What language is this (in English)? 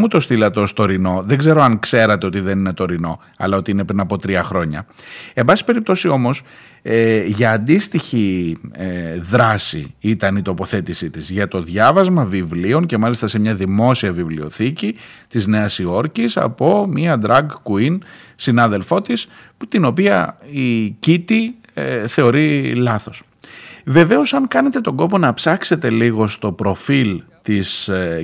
Greek